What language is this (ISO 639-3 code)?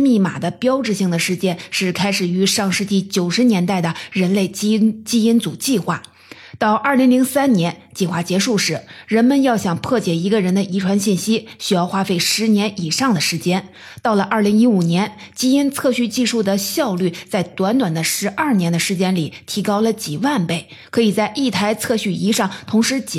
zho